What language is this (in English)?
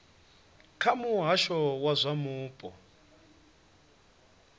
Venda